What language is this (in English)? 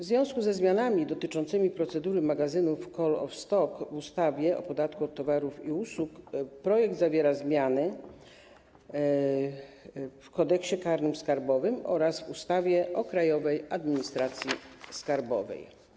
Polish